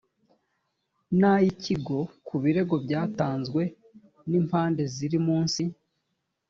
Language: Kinyarwanda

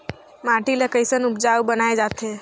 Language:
Chhattisgarhi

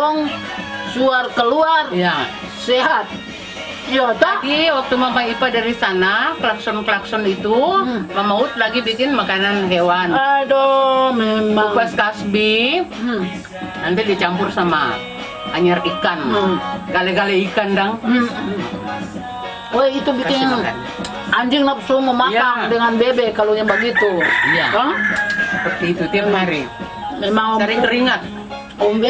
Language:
Indonesian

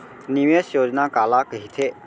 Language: Chhattisgarhi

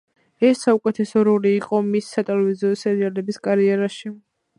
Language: Georgian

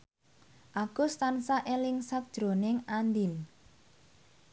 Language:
Javanese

